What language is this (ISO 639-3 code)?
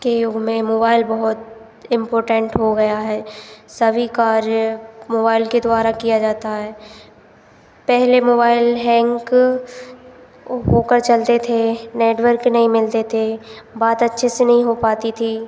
hin